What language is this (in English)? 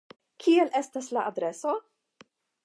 Esperanto